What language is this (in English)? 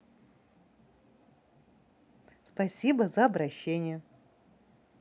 Russian